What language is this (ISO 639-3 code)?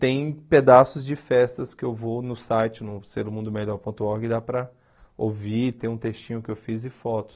por